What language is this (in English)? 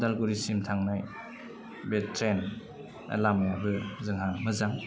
Bodo